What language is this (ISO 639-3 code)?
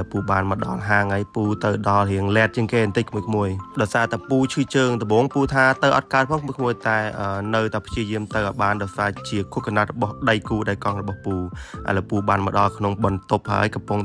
tha